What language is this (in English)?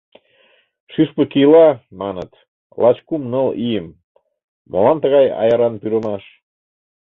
Mari